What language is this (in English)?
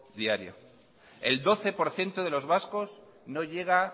Spanish